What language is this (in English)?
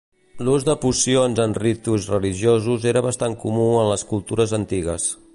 Catalan